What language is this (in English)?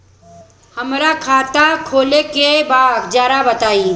Bhojpuri